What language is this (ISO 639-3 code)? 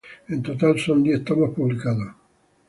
spa